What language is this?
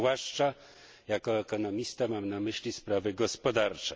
Polish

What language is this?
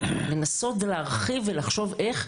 Hebrew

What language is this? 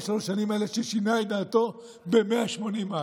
Hebrew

